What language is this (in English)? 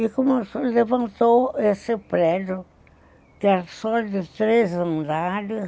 Portuguese